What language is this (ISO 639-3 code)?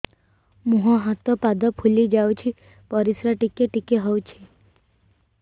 ori